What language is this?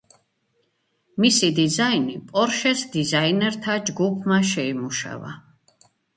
Georgian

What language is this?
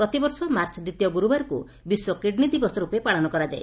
Odia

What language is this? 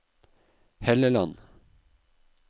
Norwegian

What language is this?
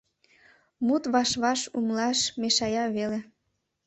Mari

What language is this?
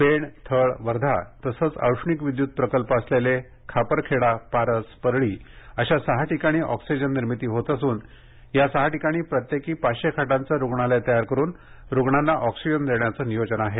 Marathi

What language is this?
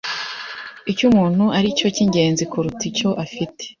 Kinyarwanda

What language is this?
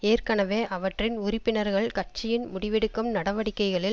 Tamil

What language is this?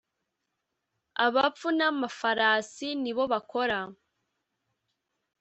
Kinyarwanda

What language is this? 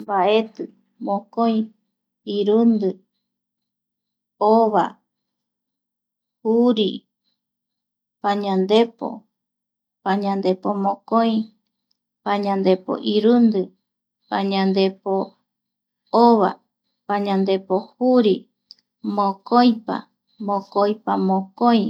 Eastern Bolivian Guaraní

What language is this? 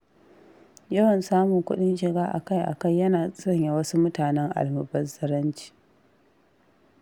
Hausa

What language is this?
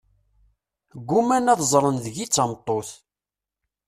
Kabyle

